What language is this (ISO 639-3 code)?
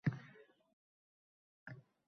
uzb